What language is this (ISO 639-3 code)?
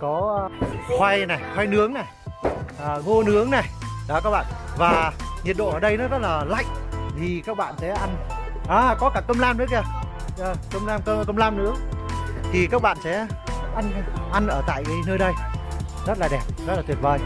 vie